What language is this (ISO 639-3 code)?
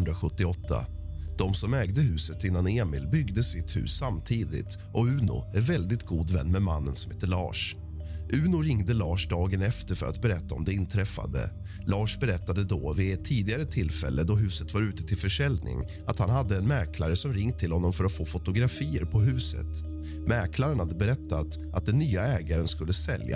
swe